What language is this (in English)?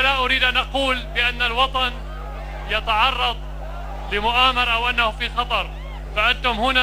Arabic